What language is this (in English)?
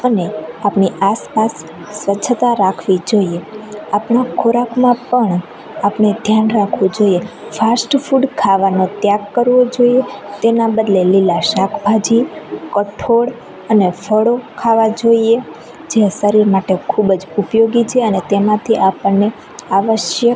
Gujarati